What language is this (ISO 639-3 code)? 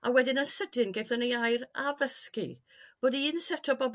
cym